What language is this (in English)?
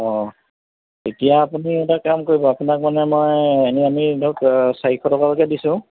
Assamese